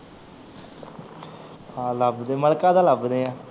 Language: Punjabi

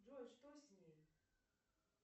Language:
Russian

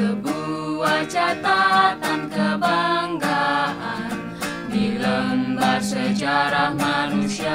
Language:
Indonesian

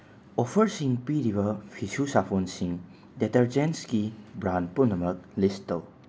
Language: Manipuri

